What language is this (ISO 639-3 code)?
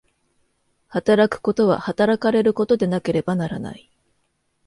jpn